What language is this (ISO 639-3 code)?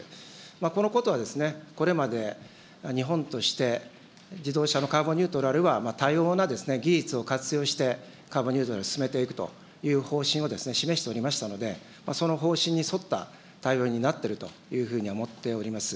jpn